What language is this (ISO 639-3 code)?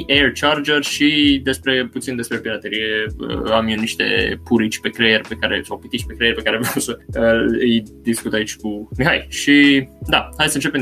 ron